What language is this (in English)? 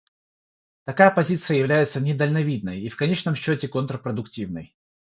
Russian